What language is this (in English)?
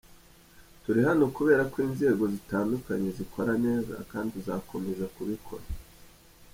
Kinyarwanda